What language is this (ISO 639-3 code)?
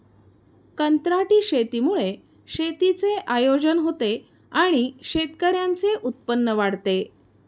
mar